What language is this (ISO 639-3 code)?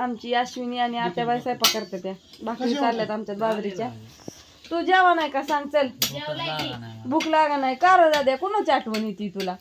ron